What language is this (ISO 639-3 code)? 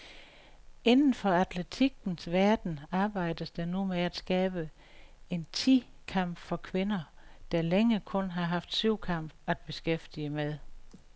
dan